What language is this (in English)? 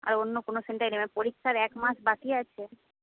Bangla